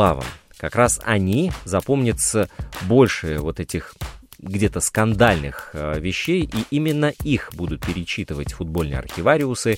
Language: Russian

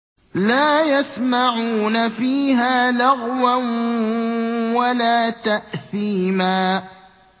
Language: Arabic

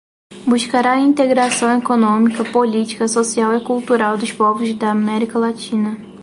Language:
Portuguese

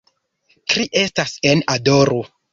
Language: Esperanto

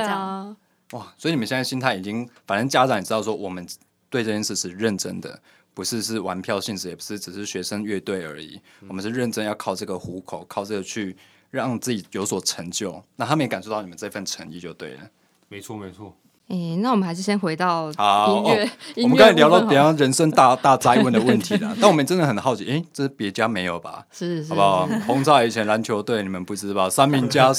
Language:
Chinese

